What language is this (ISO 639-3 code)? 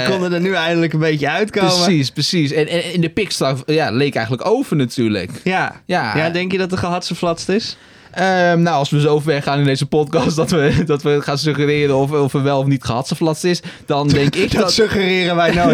nld